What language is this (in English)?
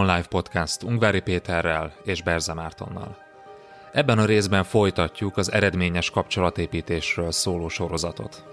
Hungarian